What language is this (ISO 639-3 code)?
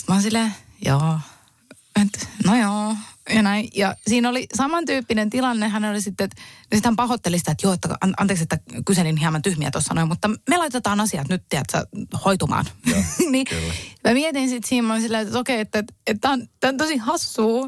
fin